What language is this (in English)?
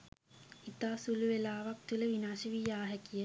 Sinhala